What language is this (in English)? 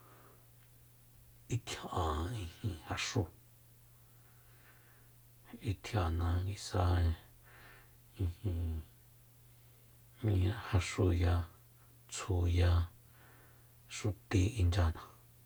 Soyaltepec Mazatec